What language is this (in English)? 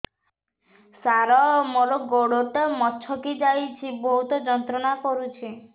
Odia